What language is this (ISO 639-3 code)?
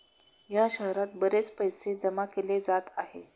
mar